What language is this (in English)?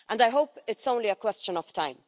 English